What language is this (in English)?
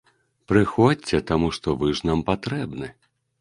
Belarusian